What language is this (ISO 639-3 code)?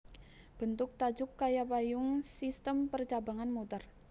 jav